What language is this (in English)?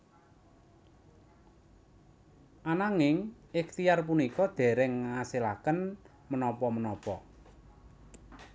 Javanese